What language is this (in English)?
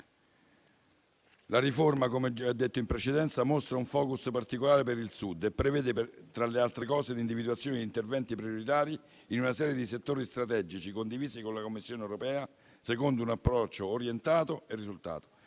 Italian